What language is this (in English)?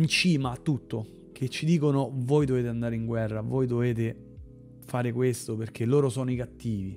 Italian